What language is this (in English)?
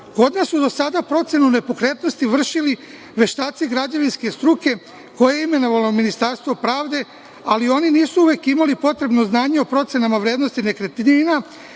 Serbian